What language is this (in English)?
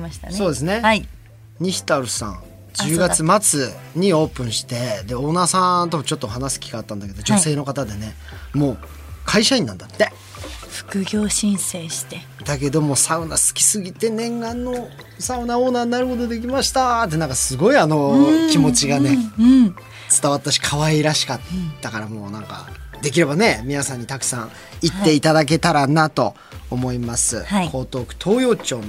Japanese